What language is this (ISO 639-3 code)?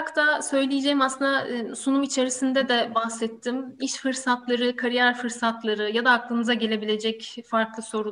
tur